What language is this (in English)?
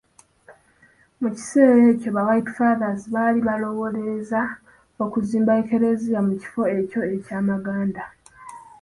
Ganda